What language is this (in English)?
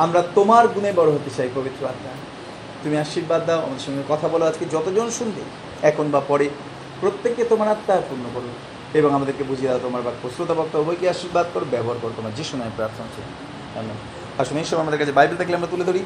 Bangla